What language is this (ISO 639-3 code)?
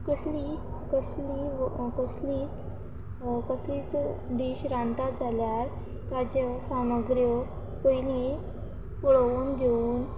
kok